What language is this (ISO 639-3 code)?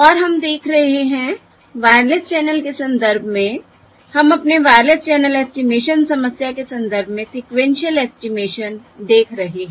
hin